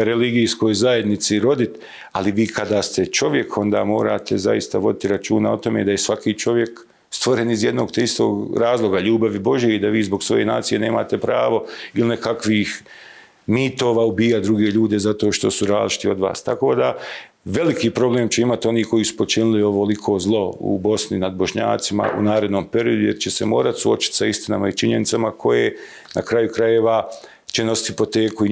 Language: Croatian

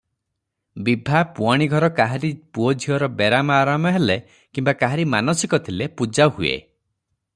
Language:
Odia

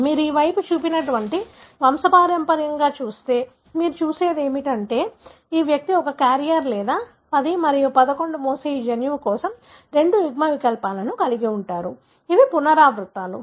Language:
Telugu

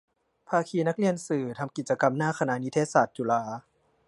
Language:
Thai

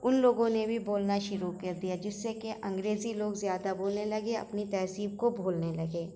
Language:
Urdu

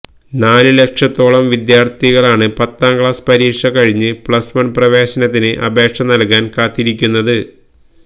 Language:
Malayalam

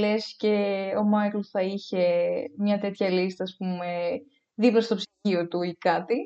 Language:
Greek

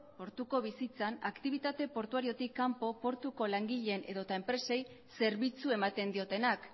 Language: Basque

